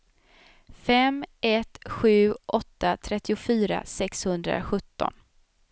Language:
Swedish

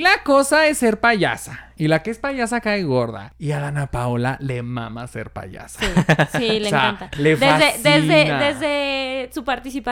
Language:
Spanish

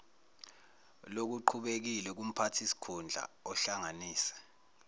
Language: Zulu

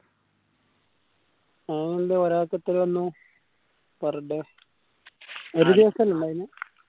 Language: Malayalam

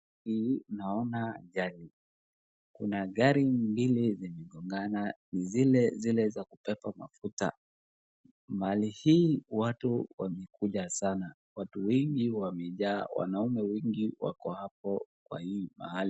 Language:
Swahili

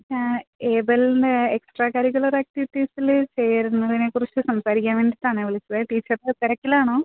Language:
Malayalam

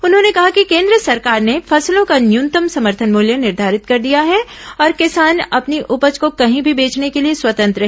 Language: Hindi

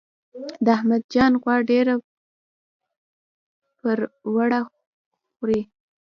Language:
Pashto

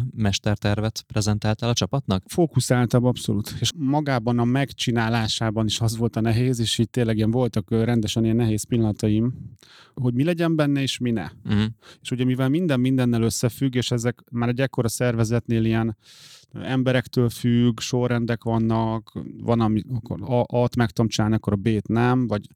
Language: Hungarian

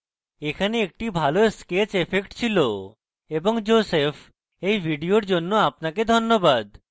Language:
Bangla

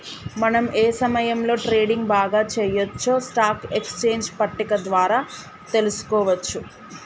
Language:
Telugu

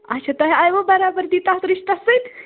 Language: Kashmiri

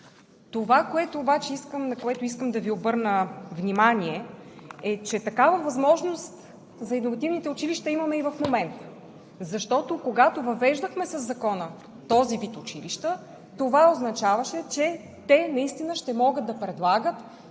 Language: Bulgarian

